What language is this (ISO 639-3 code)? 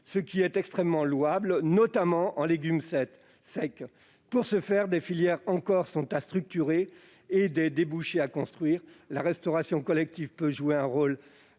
fra